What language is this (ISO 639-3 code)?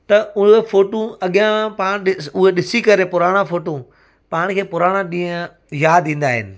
snd